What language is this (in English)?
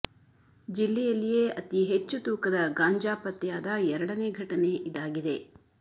Kannada